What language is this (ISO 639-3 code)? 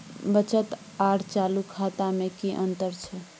mai